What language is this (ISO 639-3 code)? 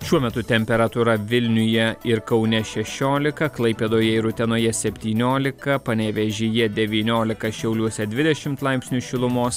lit